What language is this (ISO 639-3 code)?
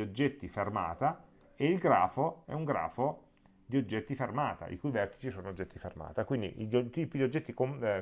ita